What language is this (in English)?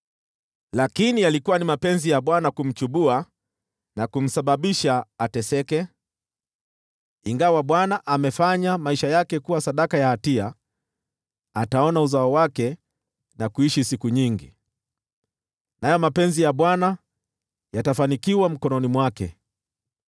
Swahili